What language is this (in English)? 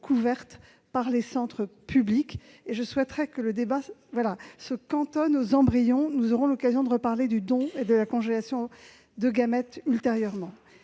French